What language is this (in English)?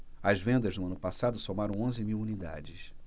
Portuguese